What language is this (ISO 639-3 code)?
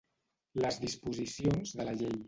cat